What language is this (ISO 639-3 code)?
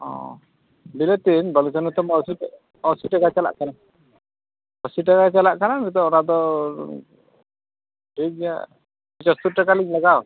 sat